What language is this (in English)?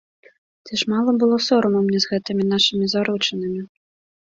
Belarusian